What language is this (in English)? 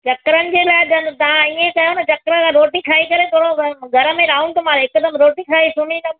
Sindhi